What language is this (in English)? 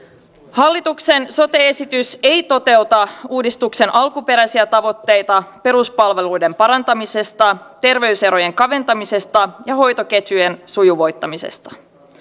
Finnish